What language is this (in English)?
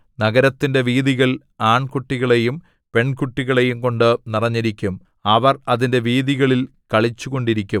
Malayalam